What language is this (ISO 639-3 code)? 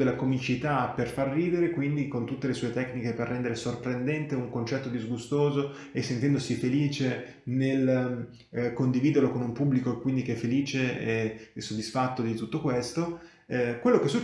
ita